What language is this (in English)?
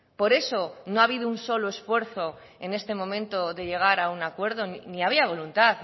Spanish